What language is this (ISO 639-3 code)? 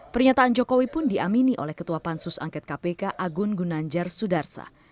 ind